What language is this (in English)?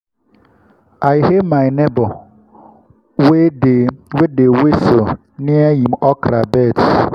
Nigerian Pidgin